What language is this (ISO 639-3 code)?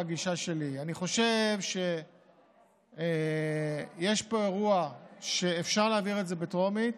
heb